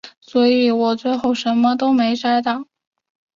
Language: Chinese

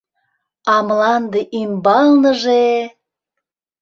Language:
Mari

